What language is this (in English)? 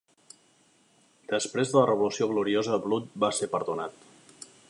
Catalan